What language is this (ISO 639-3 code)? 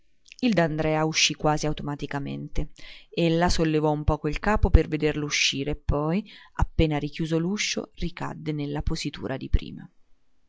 ita